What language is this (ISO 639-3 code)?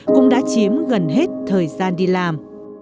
vie